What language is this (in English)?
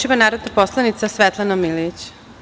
Serbian